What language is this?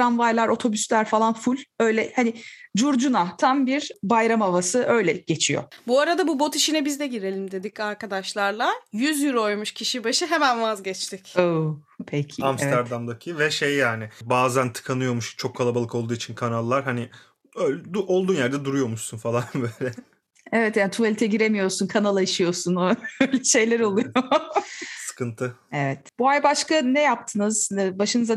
Turkish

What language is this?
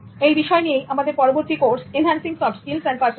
Bangla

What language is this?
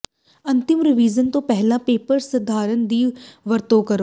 Punjabi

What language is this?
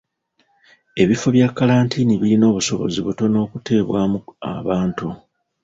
Ganda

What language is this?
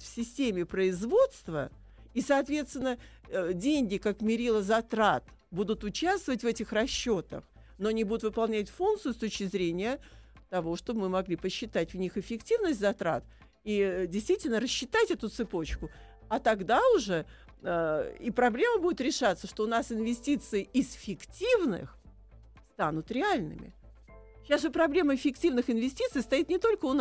Russian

